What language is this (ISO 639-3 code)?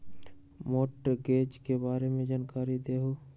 mag